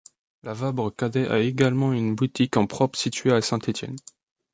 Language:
French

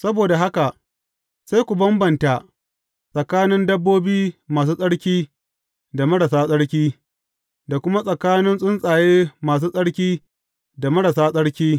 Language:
Hausa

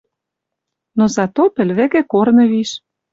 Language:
Western Mari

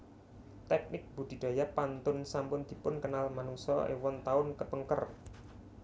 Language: Javanese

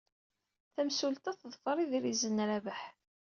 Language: Kabyle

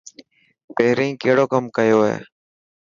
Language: Dhatki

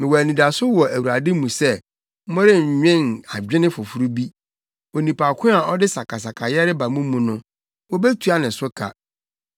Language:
Akan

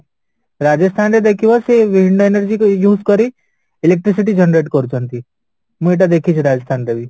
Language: Odia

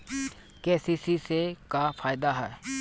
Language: Bhojpuri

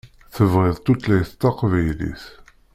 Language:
Kabyle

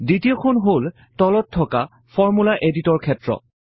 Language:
Assamese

